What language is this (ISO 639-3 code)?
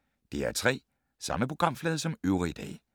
dan